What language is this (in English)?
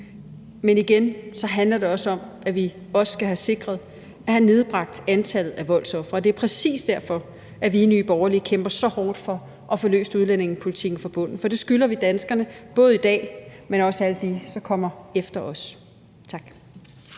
Danish